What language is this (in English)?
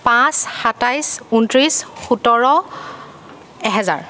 Assamese